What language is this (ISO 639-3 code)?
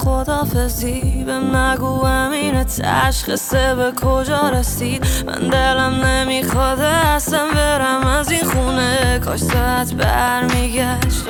fas